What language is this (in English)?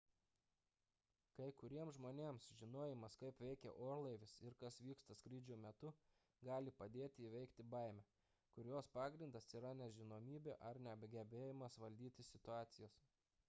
Lithuanian